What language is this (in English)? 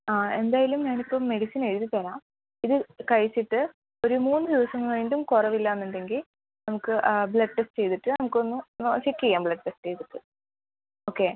Malayalam